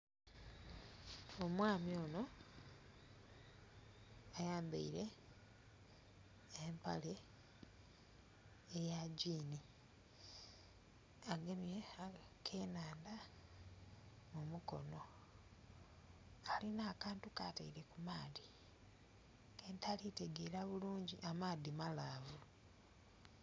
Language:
Soga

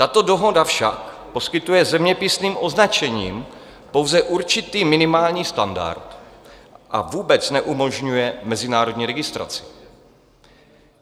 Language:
Czech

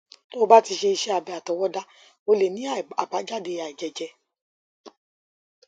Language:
Yoruba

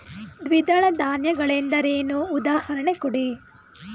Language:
Kannada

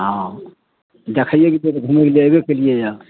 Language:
Maithili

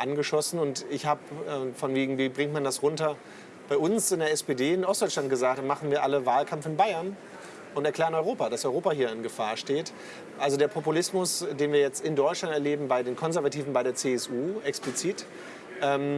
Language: German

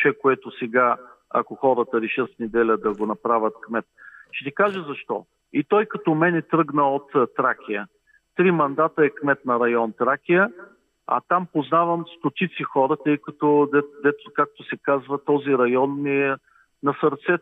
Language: Bulgarian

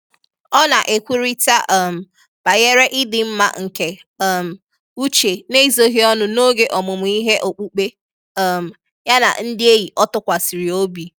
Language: Igbo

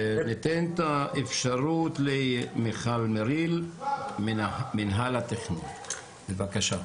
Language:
Hebrew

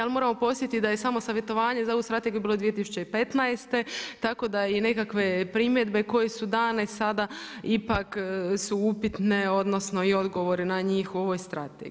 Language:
Croatian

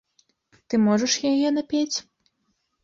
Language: Belarusian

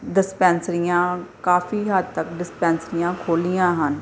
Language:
Punjabi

